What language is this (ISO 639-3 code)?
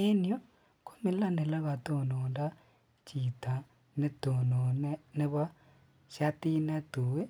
kln